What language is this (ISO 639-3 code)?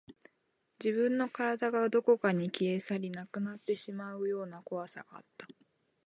jpn